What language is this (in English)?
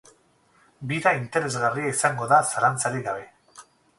Basque